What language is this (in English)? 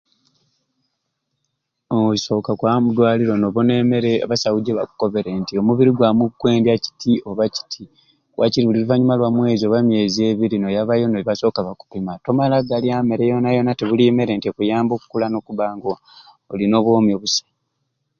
Ruuli